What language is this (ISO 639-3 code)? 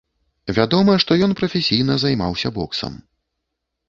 bel